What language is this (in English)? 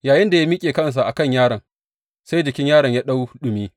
Hausa